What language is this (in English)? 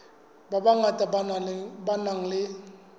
Southern Sotho